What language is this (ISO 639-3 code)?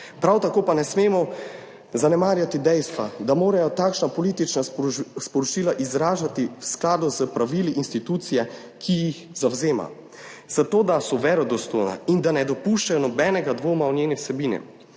slv